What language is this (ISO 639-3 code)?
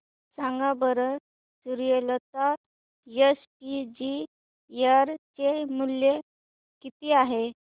mar